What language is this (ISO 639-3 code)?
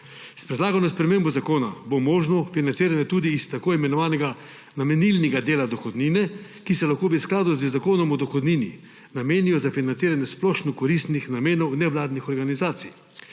slv